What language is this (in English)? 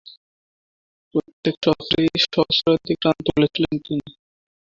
Bangla